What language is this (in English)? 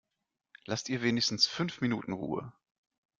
German